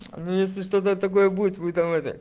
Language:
Russian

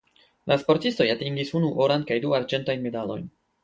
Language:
Esperanto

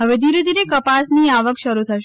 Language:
Gujarati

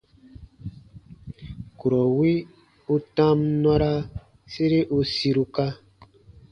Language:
Baatonum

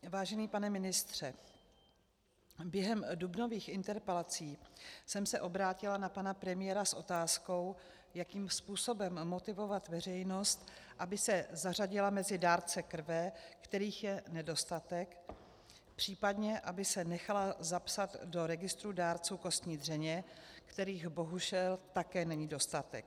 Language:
Czech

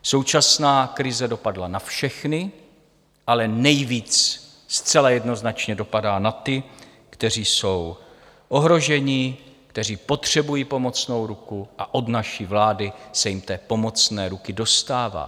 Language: Czech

